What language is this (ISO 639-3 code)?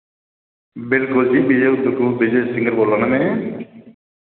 doi